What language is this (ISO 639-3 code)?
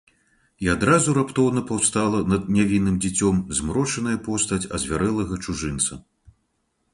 bel